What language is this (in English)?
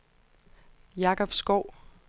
Danish